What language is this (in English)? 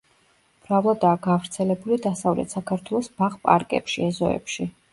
Georgian